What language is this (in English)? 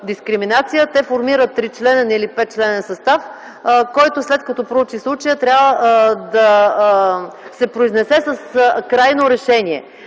Bulgarian